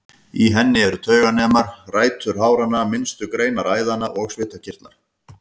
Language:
Icelandic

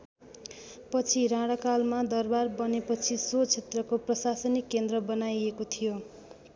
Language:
Nepali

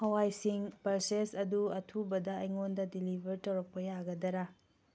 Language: Manipuri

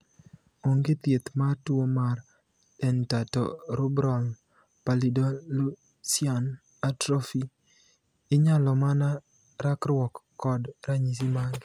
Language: Luo (Kenya and Tanzania)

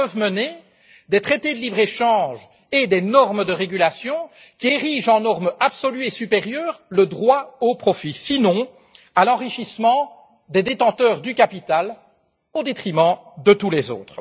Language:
French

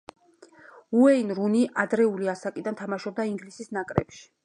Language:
Georgian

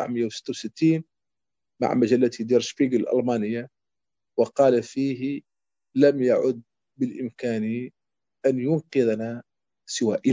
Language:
Arabic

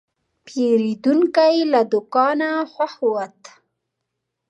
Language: Pashto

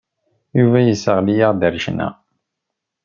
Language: Kabyle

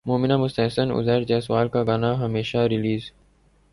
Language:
Urdu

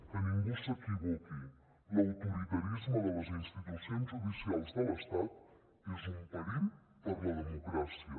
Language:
Catalan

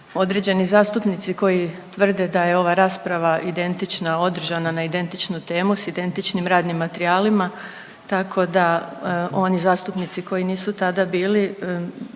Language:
Croatian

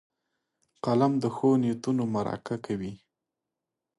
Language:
Pashto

